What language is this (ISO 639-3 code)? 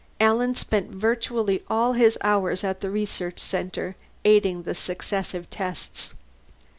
eng